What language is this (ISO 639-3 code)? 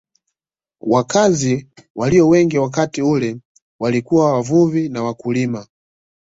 swa